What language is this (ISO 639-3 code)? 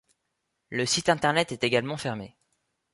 fra